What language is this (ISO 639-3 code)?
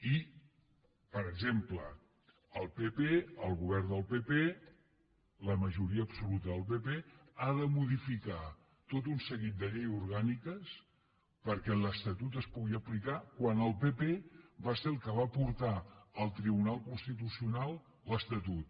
cat